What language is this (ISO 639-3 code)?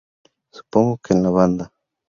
spa